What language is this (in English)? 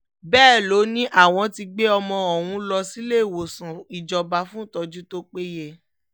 Yoruba